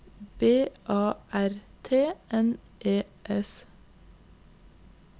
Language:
Norwegian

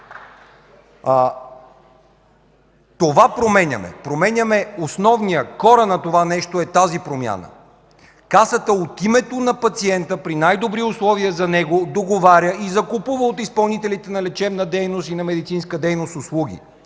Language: Bulgarian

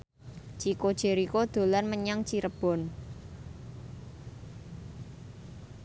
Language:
Javanese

